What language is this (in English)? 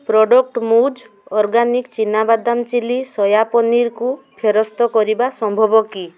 Odia